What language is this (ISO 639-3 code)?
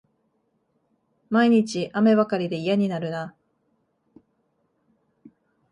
jpn